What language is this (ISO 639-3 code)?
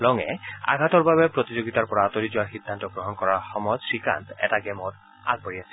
asm